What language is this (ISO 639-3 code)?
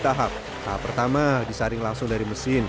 ind